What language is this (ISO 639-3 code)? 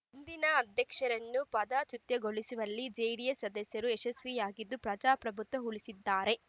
kan